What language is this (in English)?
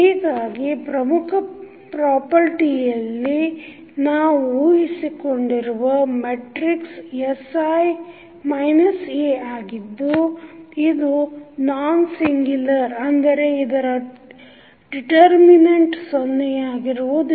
Kannada